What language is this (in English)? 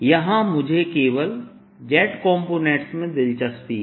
Hindi